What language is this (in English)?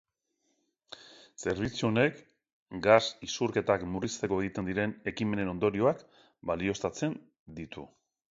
Basque